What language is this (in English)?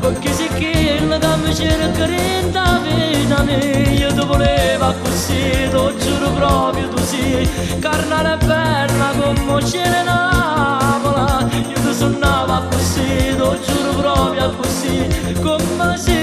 Romanian